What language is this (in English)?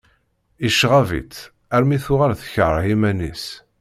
Kabyle